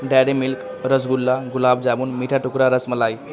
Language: Urdu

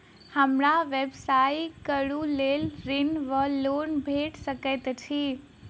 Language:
Maithili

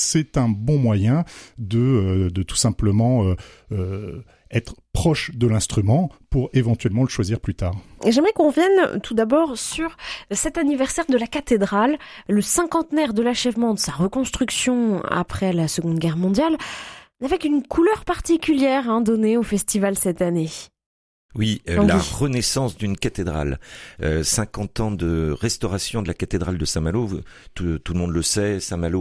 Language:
French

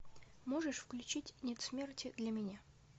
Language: Russian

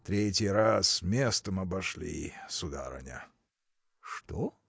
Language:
Russian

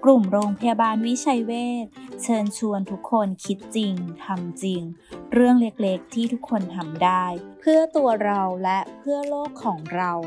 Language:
Thai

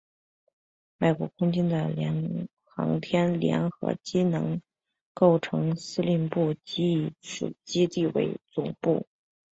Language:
Chinese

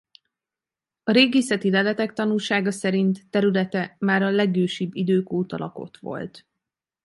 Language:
Hungarian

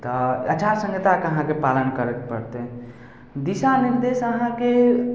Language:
Maithili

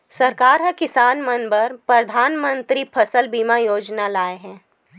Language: Chhattisgarhi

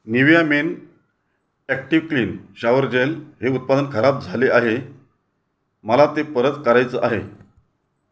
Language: Marathi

